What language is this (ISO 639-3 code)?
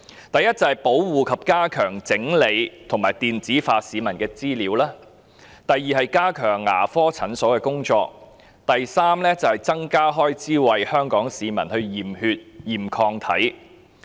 yue